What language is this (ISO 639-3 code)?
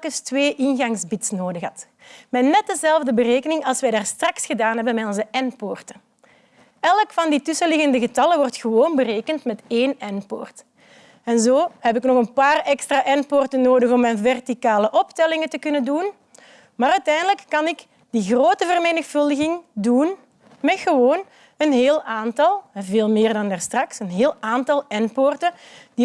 nld